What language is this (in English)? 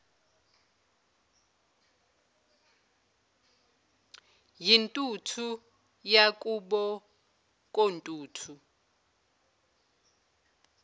Zulu